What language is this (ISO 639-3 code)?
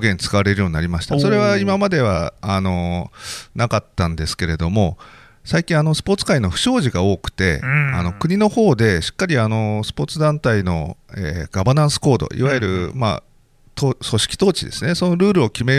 jpn